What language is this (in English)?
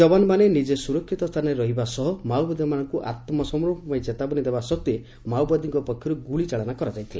Odia